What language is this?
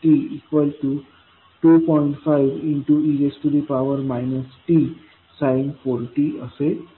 Marathi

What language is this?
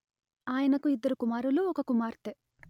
Telugu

